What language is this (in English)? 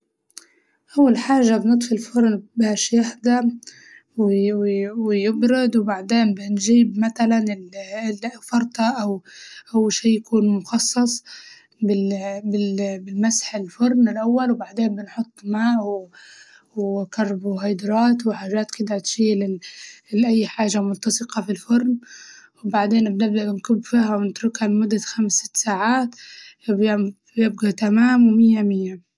Libyan Arabic